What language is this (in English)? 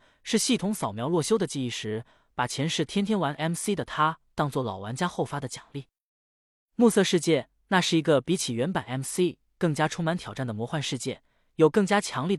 Chinese